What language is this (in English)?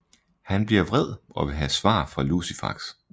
Danish